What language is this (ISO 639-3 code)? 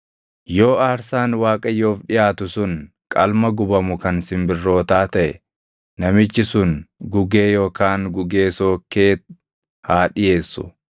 orm